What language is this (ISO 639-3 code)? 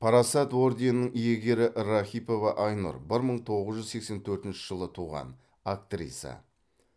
kaz